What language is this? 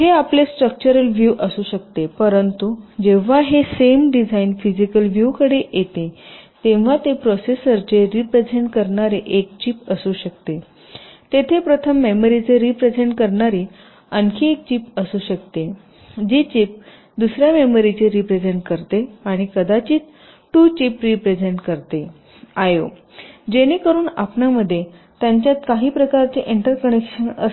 Marathi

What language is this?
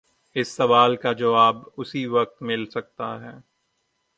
Urdu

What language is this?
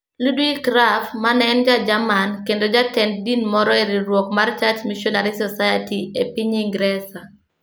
Luo (Kenya and Tanzania)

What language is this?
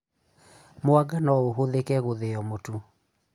Kikuyu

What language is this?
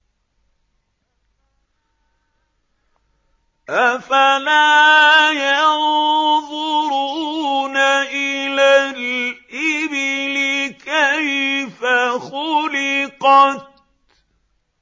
Arabic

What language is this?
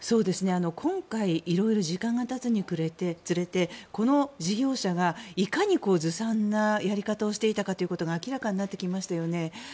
Japanese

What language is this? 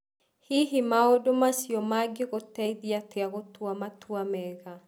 Kikuyu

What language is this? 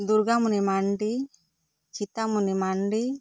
Santali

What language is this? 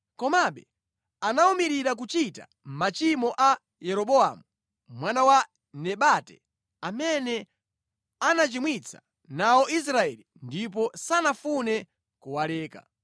Nyanja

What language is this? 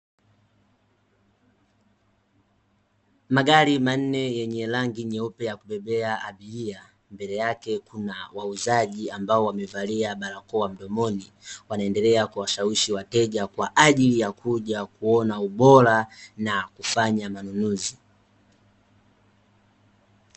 Swahili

